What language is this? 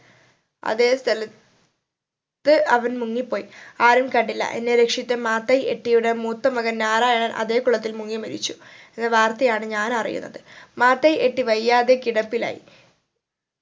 Malayalam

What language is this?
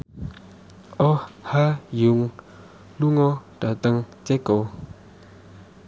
Javanese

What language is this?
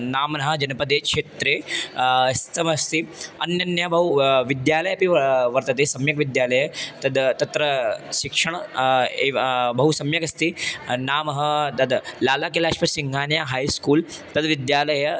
Sanskrit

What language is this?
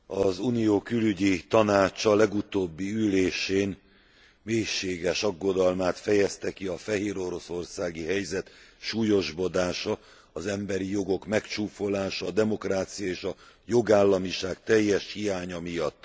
Hungarian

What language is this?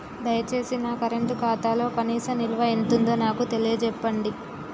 Telugu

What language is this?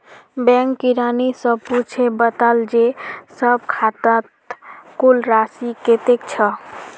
Magahi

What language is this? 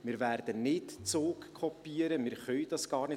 Swiss German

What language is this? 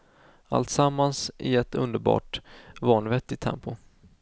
Swedish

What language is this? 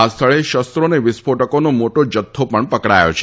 Gujarati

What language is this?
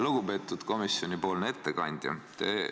Estonian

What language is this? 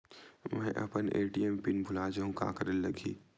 Chhattisgarhi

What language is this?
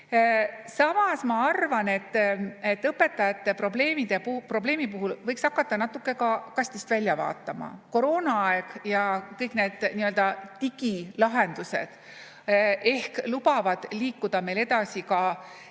Estonian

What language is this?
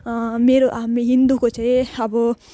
Nepali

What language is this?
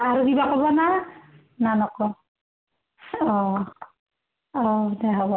Assamese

